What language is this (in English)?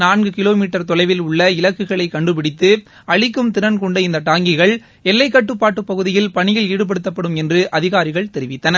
Tamil